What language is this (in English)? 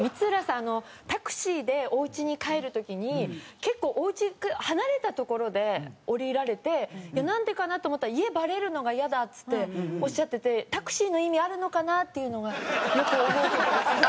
Japanese